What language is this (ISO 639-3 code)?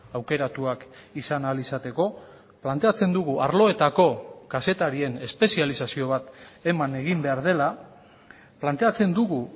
eus